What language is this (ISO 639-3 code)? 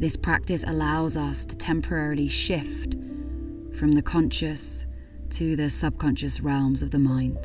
eng